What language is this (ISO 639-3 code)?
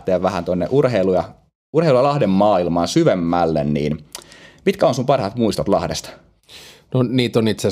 fin